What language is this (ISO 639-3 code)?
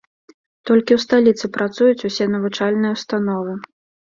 bel